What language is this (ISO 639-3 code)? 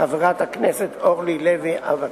heb